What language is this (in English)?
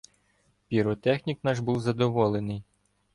Ukrainian